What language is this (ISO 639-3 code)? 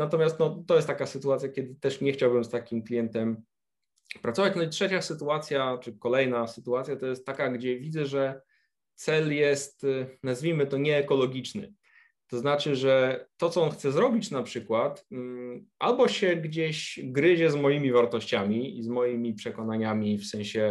pol